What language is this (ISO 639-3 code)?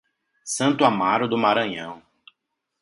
por